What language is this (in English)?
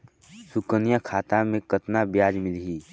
Chhattisgarhi